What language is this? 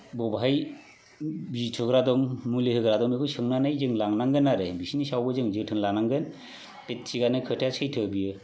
Bodo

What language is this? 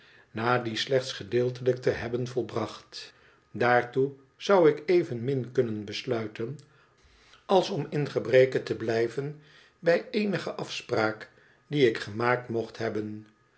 Dutch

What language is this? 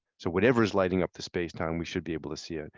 English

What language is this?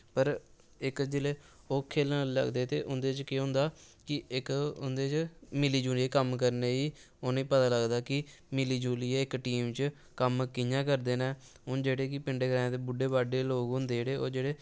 Dogri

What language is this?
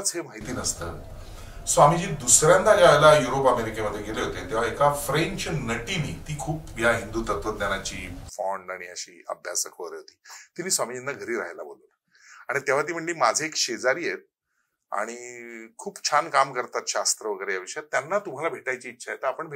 Marathi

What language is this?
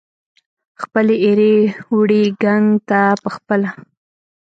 Pashto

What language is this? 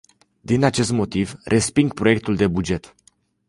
Romanian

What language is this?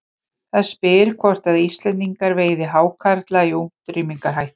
Icelandic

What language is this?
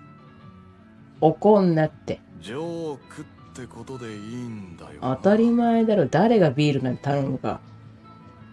Japanese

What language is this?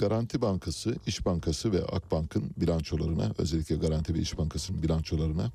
Turkish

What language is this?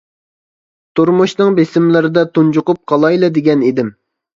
Uyghur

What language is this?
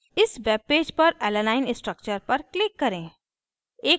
Hindi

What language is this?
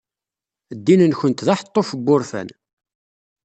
Kabyle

